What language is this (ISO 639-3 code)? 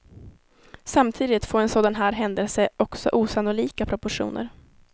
swe